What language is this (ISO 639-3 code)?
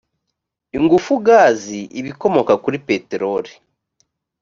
kin